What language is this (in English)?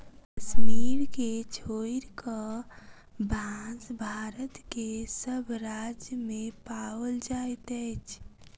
Maithili